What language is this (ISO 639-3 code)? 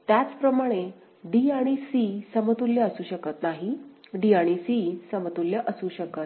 mar